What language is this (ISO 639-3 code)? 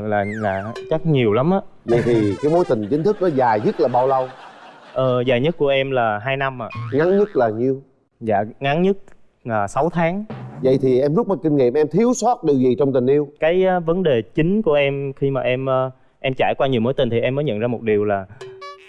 vie